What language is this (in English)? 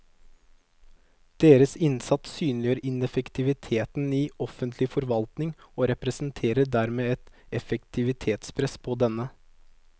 Norwegian